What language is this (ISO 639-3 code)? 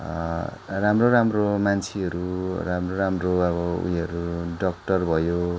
nep